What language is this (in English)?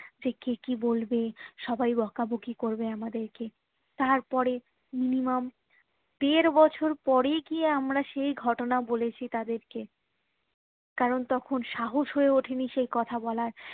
Bangla